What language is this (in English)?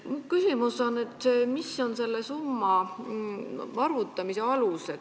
Estonian